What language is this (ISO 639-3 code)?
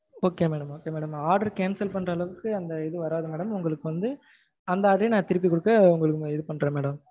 tam